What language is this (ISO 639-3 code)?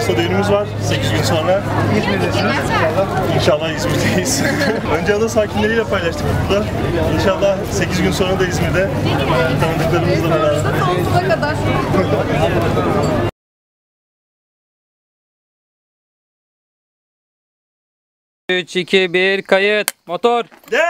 tur